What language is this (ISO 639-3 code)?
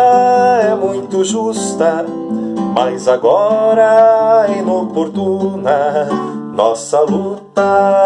por